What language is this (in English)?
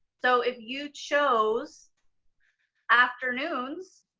English